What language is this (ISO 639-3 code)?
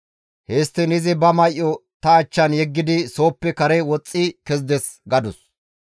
gmv